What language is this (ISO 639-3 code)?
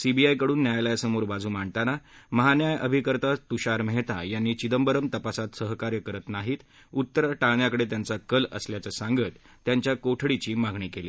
mar